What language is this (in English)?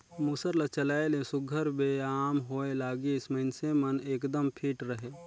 Chhattisgarhi